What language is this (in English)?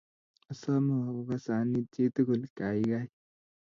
Kalenjin